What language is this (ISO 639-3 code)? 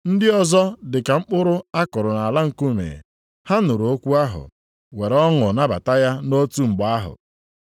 ibo